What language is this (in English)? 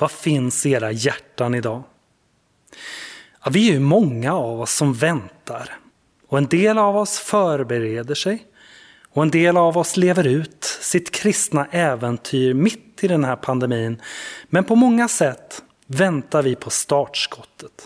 Swedish